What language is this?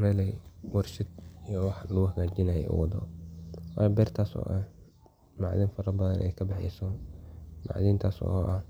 Somali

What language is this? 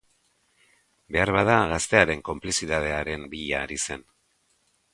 Basque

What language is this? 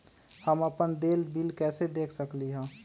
Magahi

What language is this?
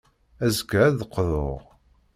Kabyle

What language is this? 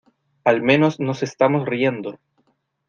Spanish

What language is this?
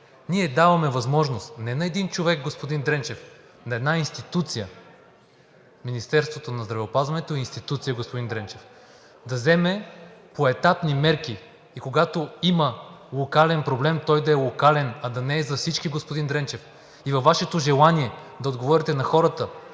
Bulgarian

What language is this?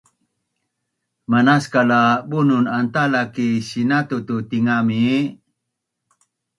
Bunun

